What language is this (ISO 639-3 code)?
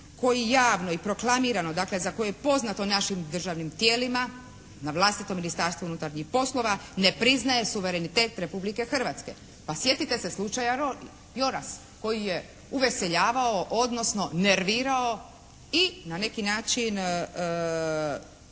hrv